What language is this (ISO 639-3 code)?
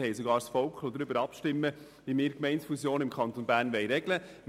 gsw